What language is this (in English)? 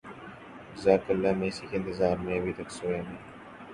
Urdu